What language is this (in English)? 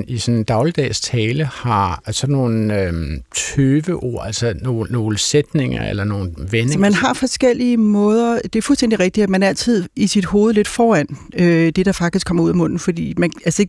Danish